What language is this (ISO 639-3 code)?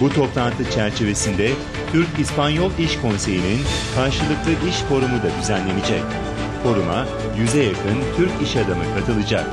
tur